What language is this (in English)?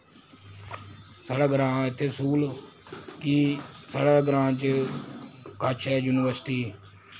Dogri